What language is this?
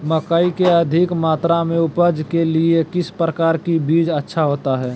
Magahi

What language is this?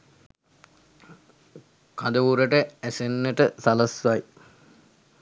Sinhala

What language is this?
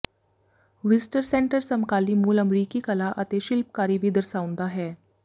Punjabi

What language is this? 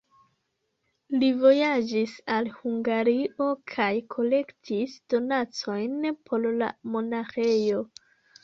Esperanto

